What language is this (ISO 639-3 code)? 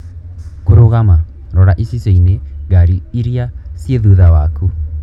kik